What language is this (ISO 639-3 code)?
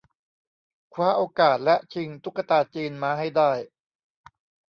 tha